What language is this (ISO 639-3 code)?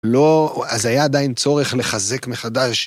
heb